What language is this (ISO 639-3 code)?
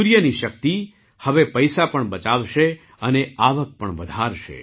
guj